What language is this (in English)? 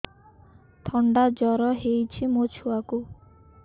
Odia